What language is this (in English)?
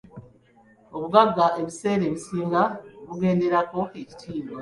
Ganda